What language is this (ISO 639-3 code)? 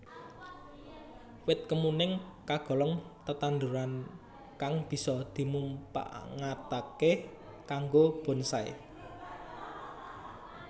jav